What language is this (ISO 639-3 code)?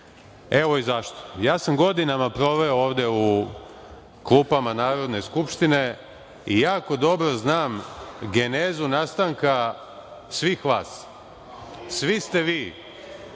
srp